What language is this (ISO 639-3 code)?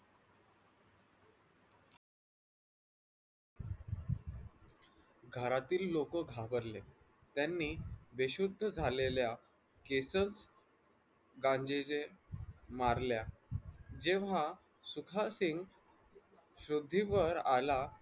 mar